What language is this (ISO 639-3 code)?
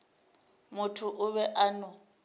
nso